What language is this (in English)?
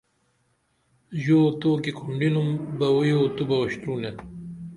Dameli